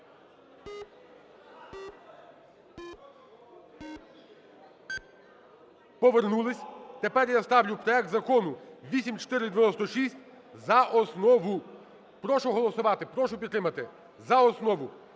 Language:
Ukrainian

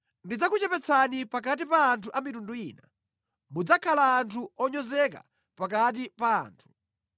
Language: Nyanja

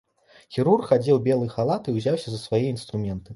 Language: Belarusian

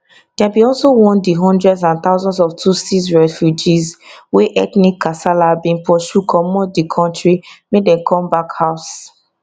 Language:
Nigerian Pidgin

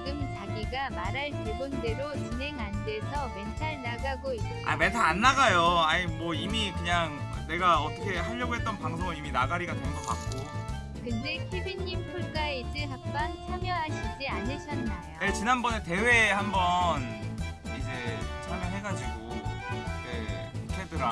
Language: Korean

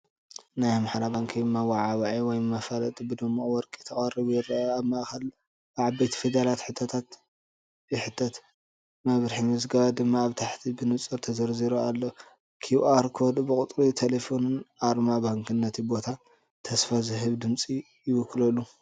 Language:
Tigrinya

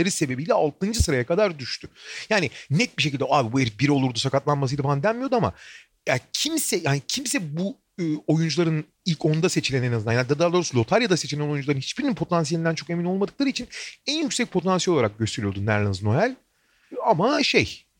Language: Turkish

